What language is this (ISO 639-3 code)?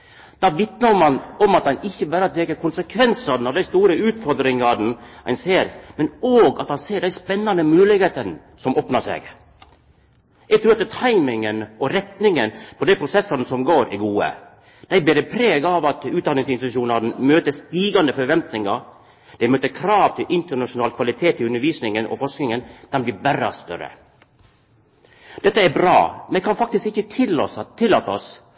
nno